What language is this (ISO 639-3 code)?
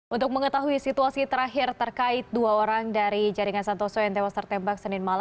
ind